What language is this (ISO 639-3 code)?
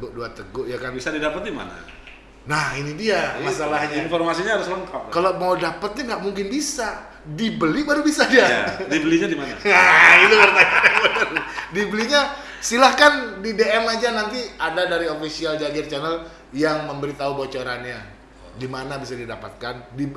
ind